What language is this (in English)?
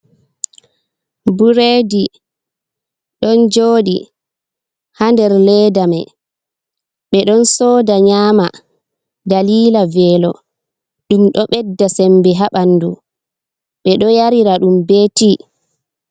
Fula